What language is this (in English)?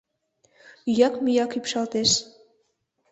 Mari